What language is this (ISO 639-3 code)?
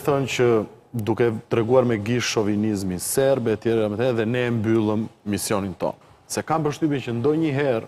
ron